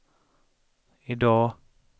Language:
Swedish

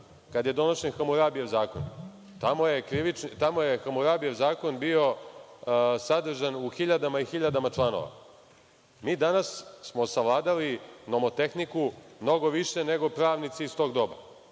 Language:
Serbian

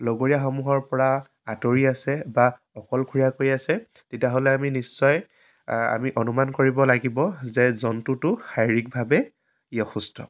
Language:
Assamese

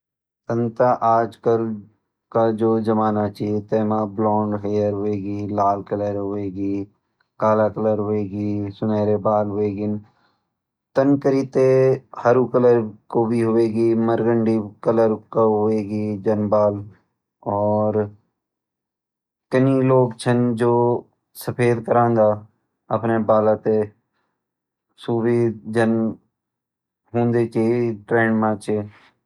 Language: Garhwali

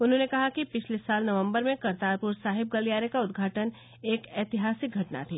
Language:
Hindi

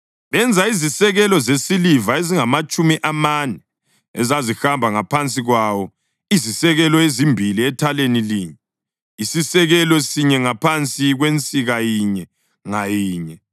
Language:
North Ndebele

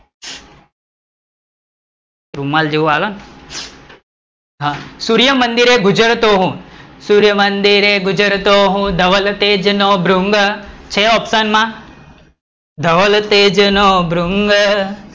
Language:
Gujarati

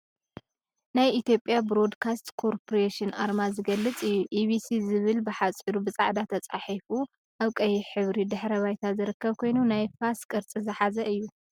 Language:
Tigrinya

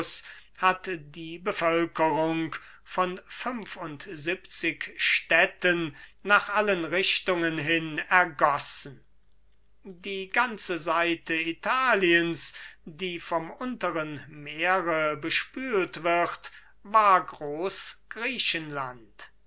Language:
German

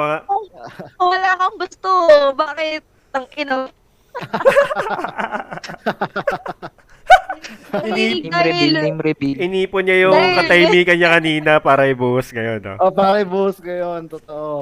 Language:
Filipino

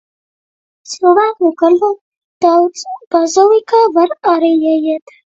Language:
Latvian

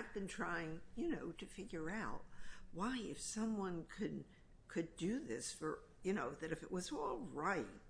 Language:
English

